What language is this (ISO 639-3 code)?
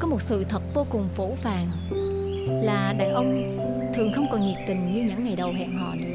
vie